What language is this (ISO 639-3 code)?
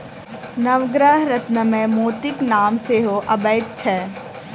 mai